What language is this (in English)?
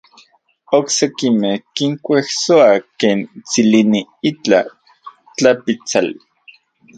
Central Puebla Nahuatl